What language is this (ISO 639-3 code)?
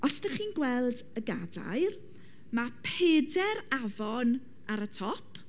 cym